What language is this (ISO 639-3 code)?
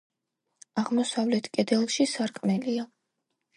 kat